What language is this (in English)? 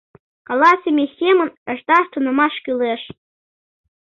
Mari